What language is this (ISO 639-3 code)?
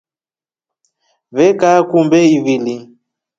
rof